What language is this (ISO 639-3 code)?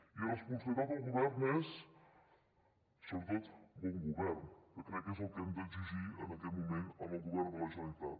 cat